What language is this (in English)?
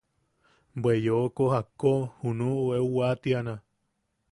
Yaqui